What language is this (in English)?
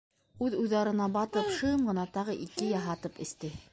Bashkir